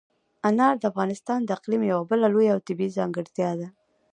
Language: Pashto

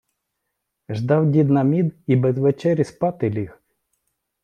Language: Ukrainian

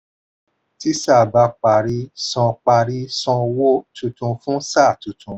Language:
Yoruba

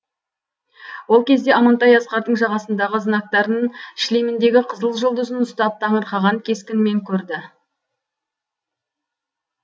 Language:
Kazakh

